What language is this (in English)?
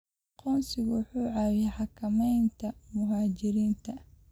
Somali